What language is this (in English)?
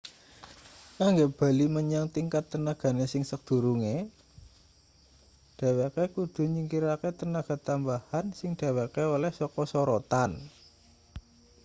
Javanese